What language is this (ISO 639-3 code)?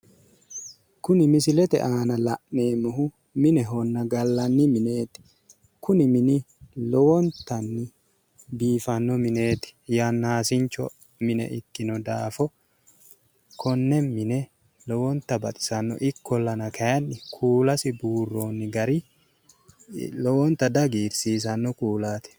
sid